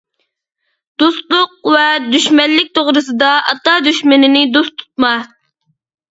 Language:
Uyghur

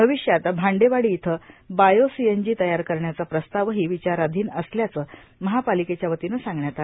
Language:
Marathi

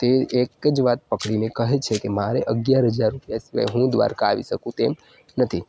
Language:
Gujarati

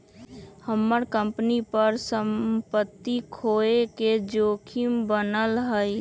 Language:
Magahi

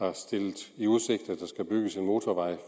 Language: Danish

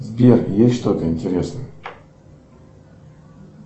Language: Russian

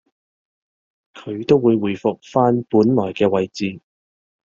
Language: Cantonese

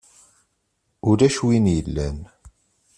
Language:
Kabyle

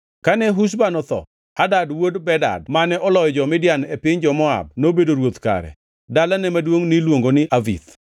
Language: Luo (Kenya and Tanzania)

